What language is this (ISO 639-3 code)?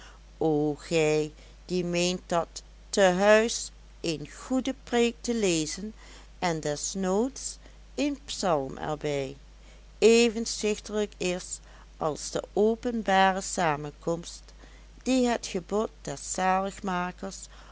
nld